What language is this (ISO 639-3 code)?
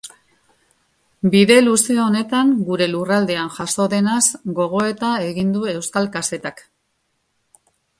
eus